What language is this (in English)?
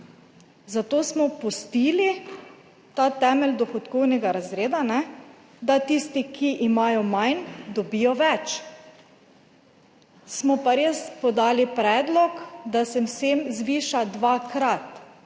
Slovenian